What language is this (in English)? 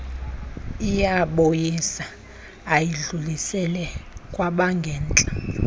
Xhosa